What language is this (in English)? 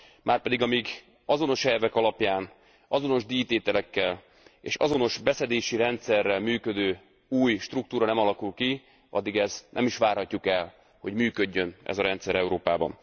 Hungarian